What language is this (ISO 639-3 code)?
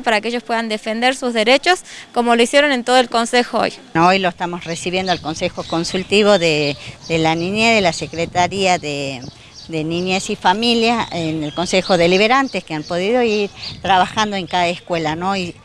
spa